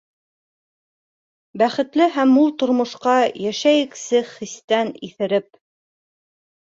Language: Bashkir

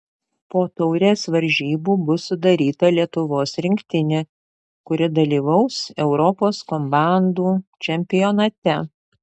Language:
Lithuanian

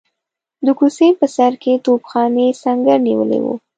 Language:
Pashto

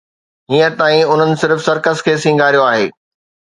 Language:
Sindhi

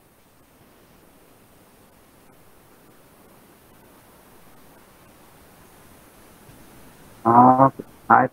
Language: Thai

